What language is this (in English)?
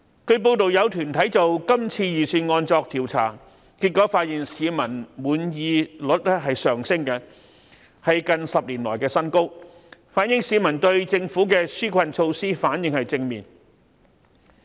Cantonese